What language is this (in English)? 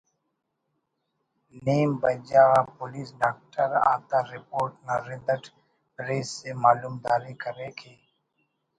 Brahui